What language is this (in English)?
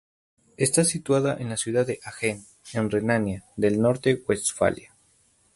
Spanish